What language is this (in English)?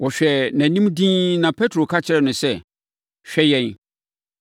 Akan